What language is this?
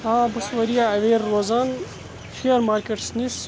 Kashmiri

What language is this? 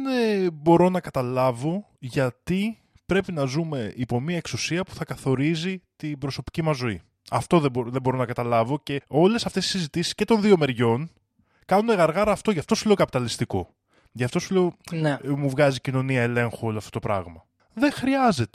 Greek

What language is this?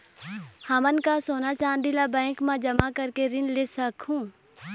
Chhattisgarhi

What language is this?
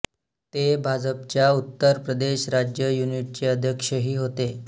Marathi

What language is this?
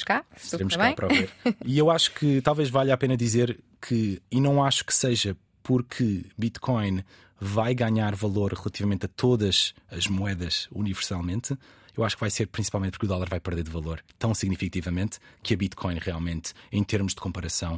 Portuguese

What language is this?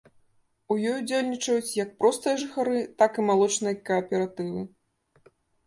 Belarusian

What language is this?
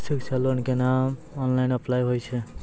Maithili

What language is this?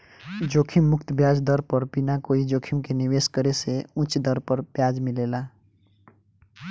Bhojpuri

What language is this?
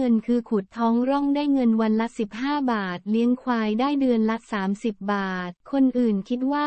Thai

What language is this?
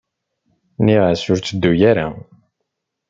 Kabyle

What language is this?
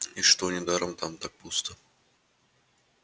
Russian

